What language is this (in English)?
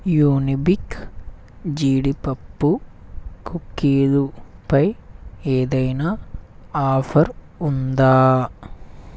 Telugu